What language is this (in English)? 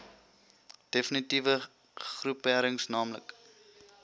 Afrikaans